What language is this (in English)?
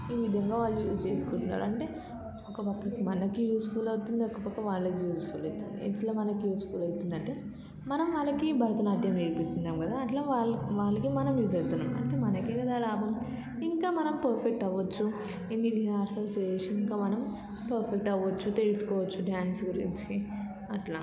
Telugu